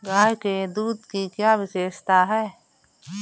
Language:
Hindi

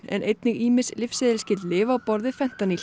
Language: Icelandic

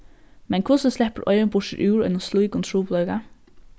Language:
Faroese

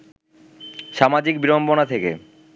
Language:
Bangla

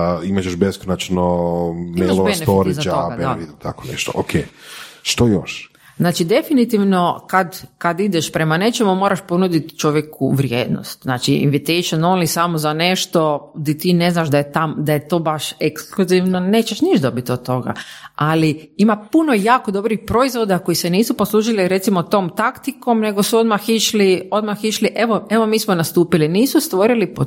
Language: Croatian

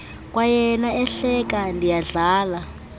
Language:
Xhosa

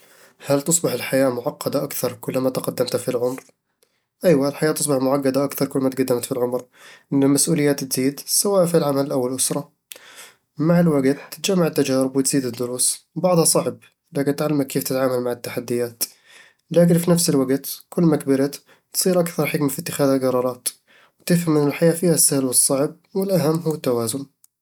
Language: Eastern Egyptian Bedawi Arabic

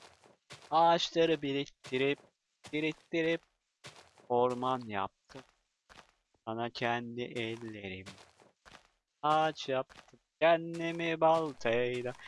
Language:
Turkish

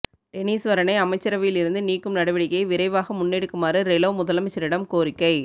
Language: Tamil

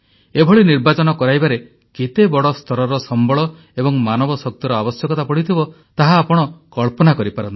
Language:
Odia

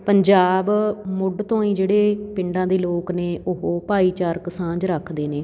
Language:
Punjabi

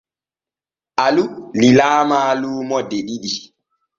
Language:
Borgu Fulfulde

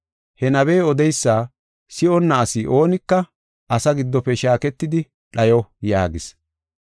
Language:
Gofa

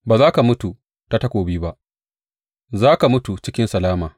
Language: Hausa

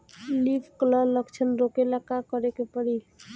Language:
Bhojpuri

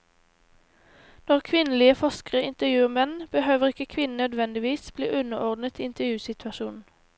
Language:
Norwegian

